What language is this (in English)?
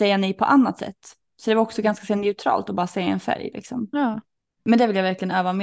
Swedish